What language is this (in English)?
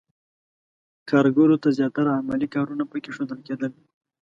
Pashto